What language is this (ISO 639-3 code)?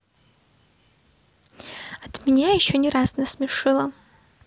rus